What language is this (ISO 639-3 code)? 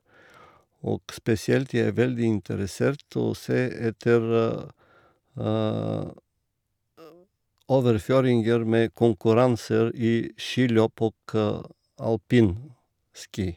nor